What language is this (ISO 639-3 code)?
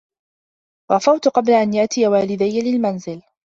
ara